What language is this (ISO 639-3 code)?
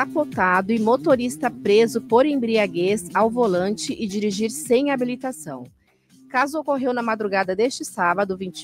por